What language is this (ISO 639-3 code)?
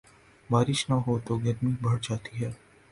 urd